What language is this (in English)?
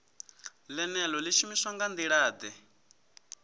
Venda